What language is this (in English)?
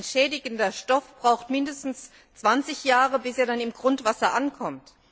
German